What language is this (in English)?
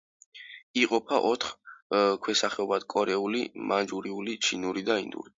Georgian